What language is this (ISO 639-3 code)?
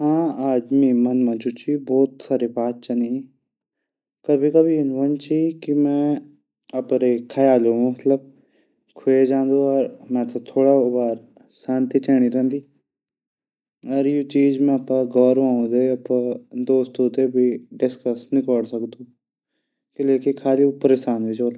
gbm